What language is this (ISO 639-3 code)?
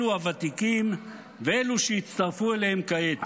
heb